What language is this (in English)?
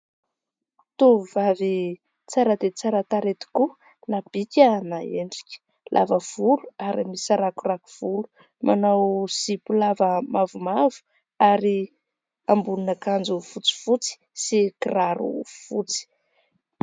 Malagasy